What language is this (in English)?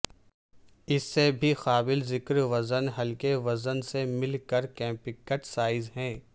Urdu